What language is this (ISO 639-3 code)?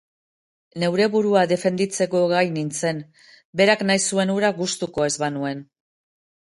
eus